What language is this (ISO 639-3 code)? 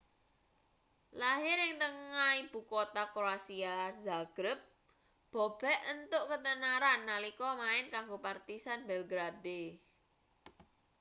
jav